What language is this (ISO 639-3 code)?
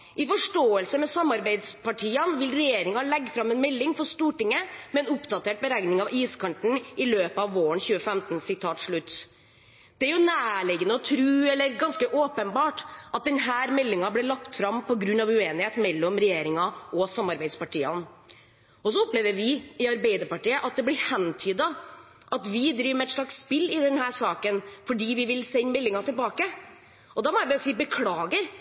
nob